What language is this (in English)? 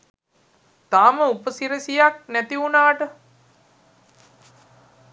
Sinhala